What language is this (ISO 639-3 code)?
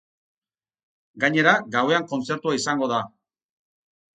eus